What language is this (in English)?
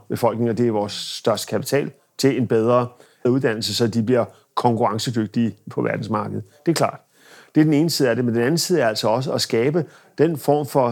Danish